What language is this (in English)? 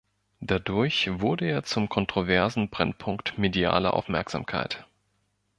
German